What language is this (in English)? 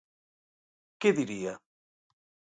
Galician